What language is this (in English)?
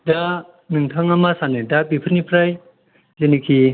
Bodo